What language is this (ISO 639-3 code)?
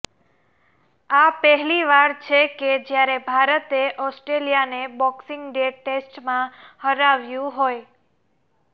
guj